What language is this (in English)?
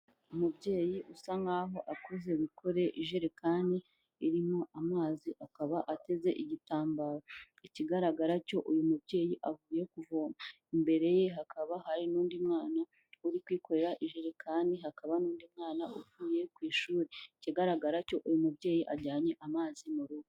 Kinyarwanda